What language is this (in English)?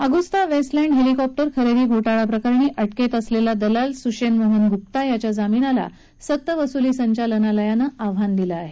Marathi